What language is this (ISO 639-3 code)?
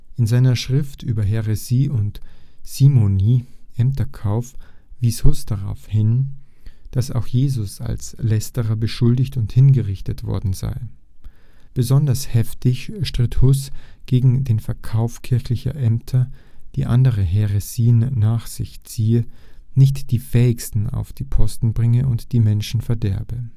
deu